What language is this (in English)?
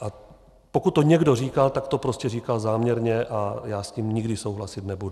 Czech